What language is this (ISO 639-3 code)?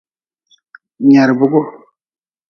nmz